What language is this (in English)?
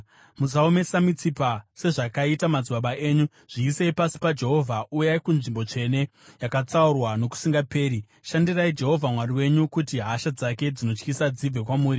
Shona